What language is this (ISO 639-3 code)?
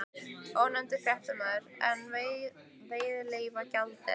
isl